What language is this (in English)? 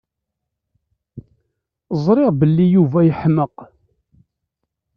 Kabyle